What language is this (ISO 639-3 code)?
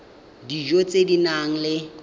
tsn